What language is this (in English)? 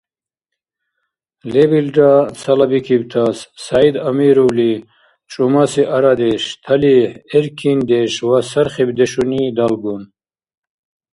Dargwa